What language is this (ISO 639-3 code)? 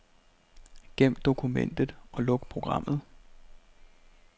dan